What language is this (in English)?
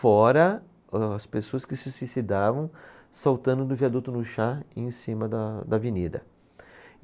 Portuguese